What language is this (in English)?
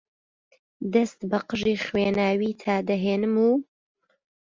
Central Kurdish